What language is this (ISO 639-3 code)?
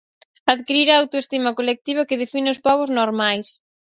glg